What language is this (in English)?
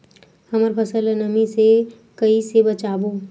Chhattisgarhi